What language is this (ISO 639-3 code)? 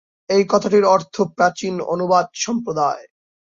ben